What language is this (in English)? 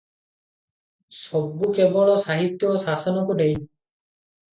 Odia